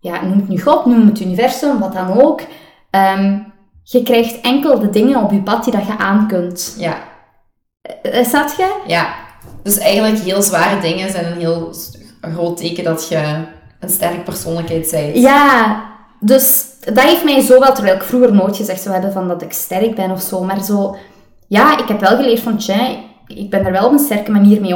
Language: Dutch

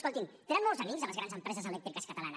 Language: Catalan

